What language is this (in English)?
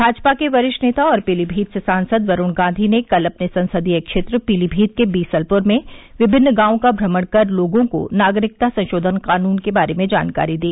Hindi